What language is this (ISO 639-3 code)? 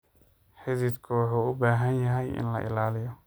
som